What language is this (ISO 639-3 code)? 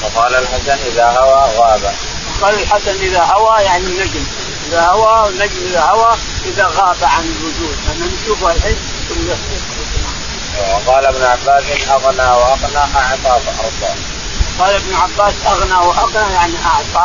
ara